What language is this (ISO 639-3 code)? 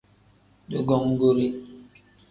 kdh